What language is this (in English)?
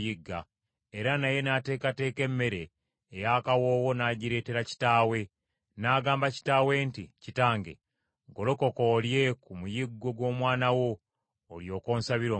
Ganda